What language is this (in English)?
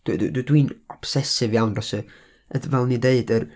Welsh